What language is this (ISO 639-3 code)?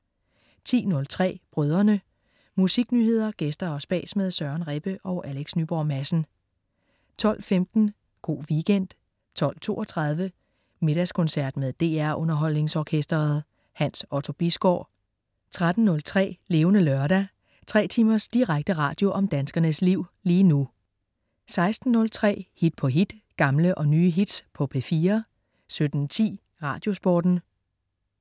dan